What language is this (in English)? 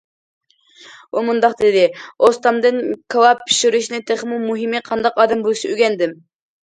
Uyghur